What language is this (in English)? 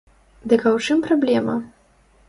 Belarusian